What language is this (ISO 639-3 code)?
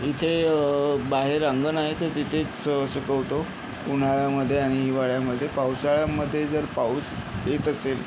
mar